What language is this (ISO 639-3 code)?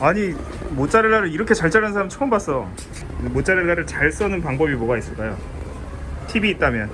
kor